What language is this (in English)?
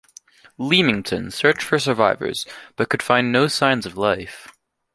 English